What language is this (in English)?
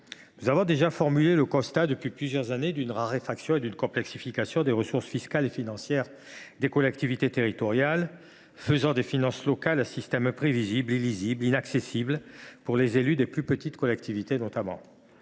French